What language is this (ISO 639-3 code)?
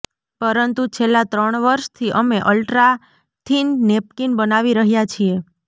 guj